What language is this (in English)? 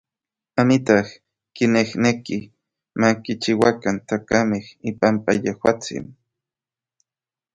Orizaba Nahuatl